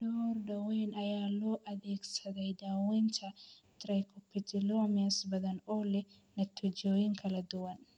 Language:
Somali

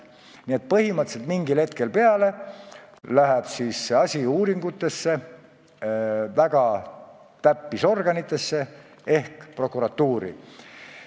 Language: Estonian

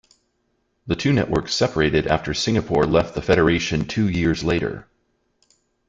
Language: English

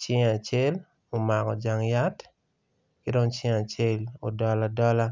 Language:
Acoli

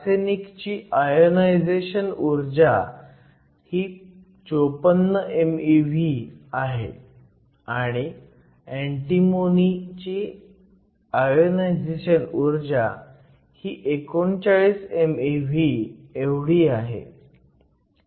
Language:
Marathi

